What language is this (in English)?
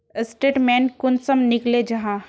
Magahi